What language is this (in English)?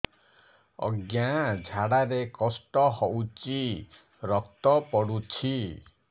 Odia